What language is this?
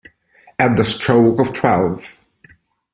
Italian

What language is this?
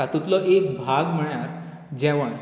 Konkani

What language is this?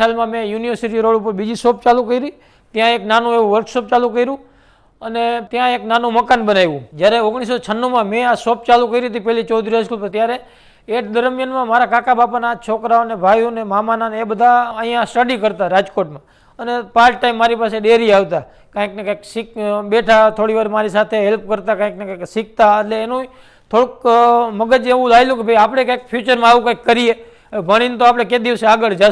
Gujarati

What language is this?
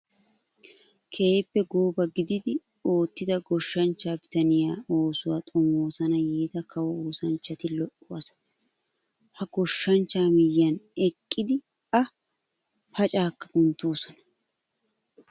Wolaytta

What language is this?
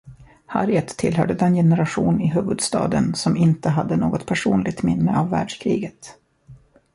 Swedish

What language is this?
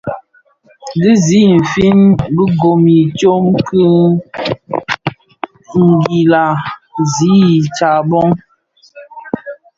Bafia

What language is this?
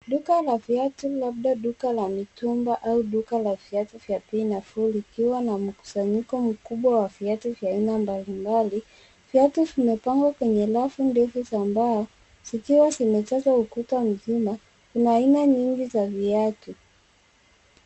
Swahili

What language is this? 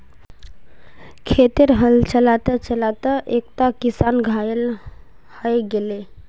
Magahi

